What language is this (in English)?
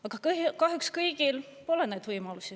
Estonian